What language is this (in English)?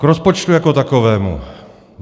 Czech